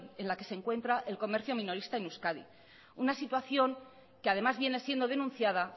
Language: Spanish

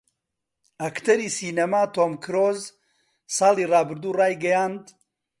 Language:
Central Kurdish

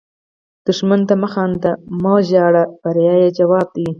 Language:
Pashto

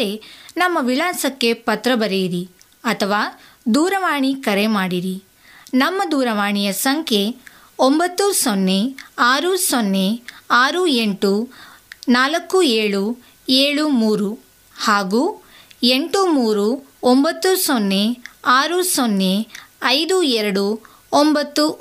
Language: Kannada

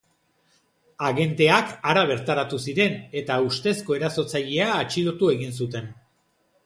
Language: Basque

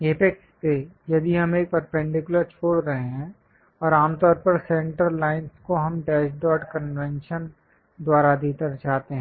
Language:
Hindi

